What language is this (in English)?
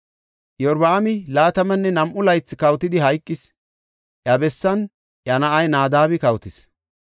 Gofa